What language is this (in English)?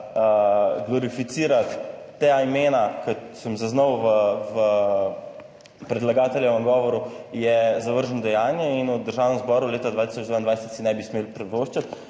Slovenian